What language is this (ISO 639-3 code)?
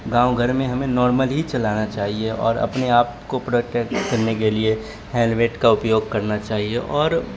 urd